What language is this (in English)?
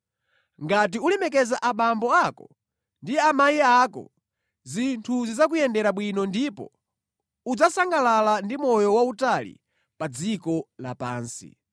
Nyanja